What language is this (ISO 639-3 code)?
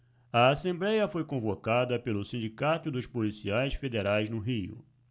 por